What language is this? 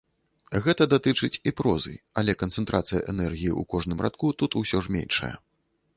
Belarusian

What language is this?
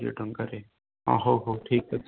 Odia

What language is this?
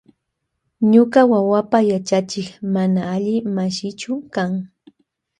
Loja Highland Quichua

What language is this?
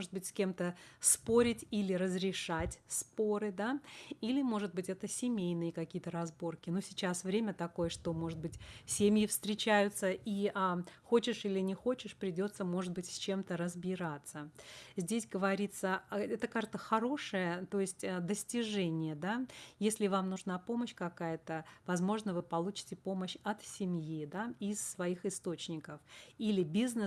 Russian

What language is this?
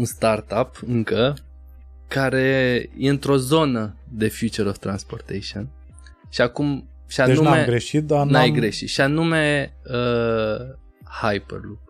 Romanian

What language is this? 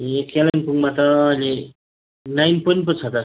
Nepali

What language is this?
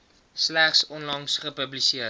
Afrikaans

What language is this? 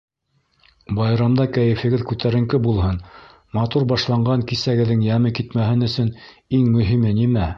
Bashkir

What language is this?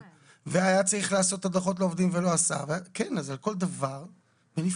Hebrew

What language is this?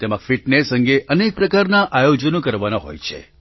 Gujarati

